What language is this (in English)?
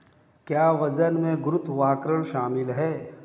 Hindi